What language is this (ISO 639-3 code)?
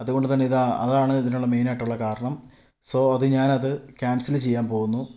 mal